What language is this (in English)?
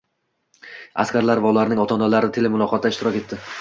Uzbek